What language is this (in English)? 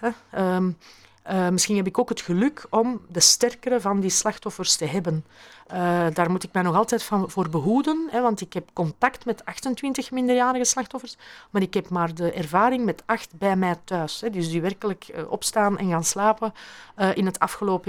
Dutch